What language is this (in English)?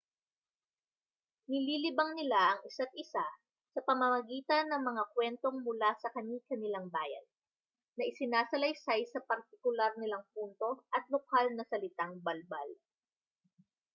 Filipino